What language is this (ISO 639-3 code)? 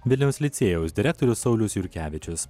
lit